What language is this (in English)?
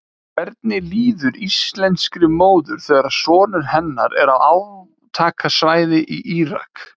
Icelandic